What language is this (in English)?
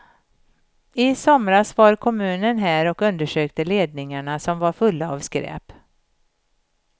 Swedish